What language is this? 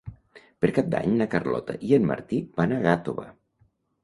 Catalan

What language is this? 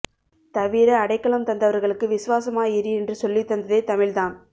Tamil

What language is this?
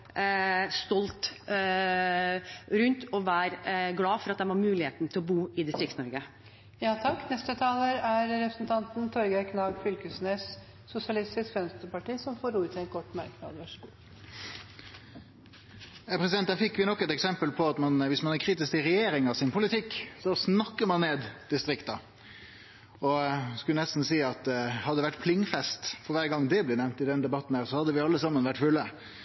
Norwegian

